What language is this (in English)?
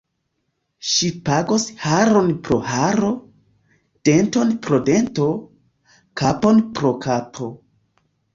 Esperanto